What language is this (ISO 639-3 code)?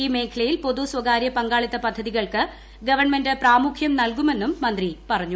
mal